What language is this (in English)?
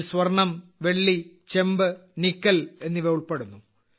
Malayalam